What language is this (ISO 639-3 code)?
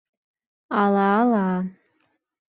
chm